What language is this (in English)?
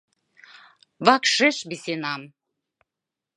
Mari